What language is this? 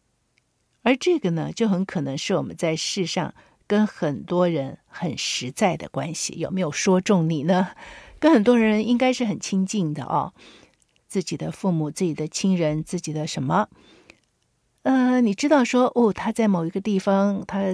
Chinese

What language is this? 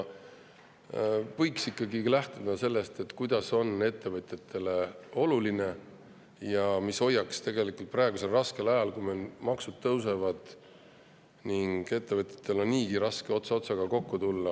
Estonian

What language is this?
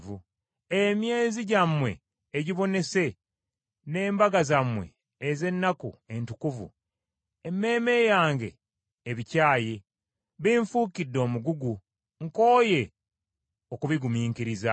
Ganda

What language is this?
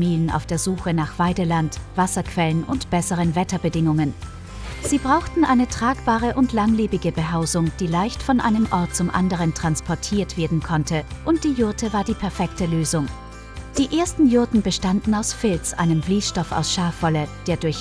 German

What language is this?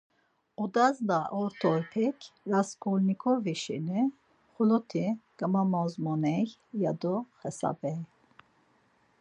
Laz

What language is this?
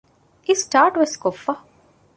Divehi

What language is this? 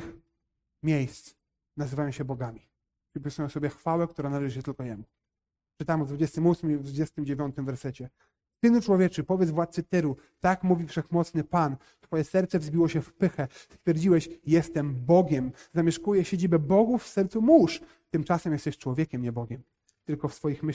Polish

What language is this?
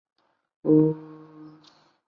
Chinese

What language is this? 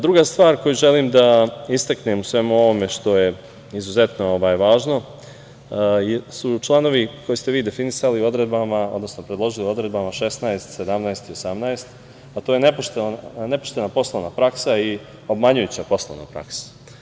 Serbian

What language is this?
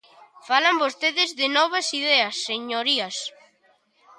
Galician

